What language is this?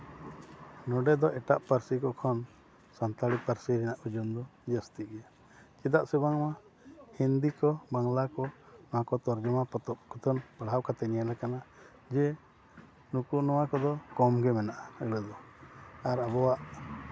Santali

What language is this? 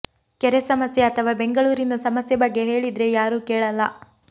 Kannada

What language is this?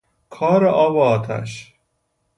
Persian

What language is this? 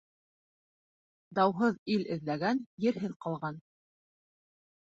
Bashkir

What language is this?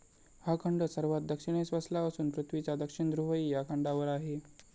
Marathi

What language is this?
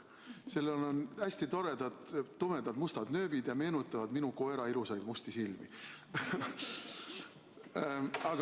Estonian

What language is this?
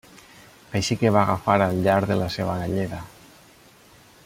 Catalan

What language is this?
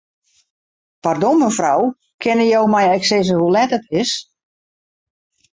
Western Frisian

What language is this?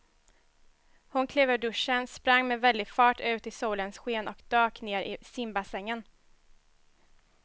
Swedish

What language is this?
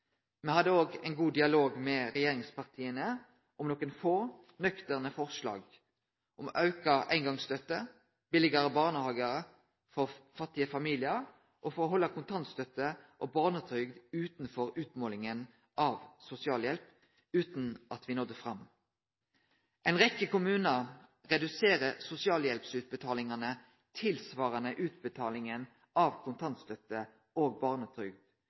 Norwegian Nynorsk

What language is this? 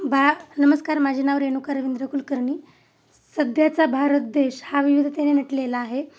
Marathi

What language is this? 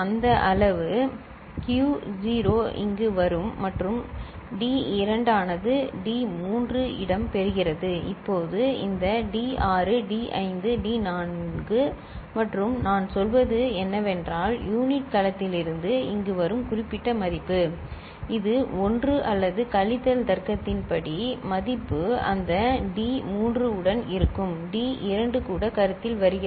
Tamil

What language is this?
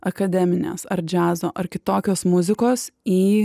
Lithuanian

